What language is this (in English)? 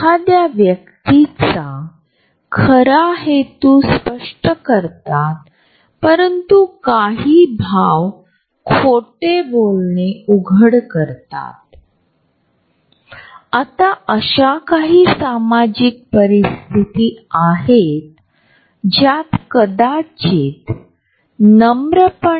Marathi